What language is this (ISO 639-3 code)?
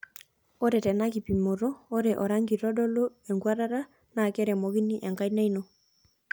mas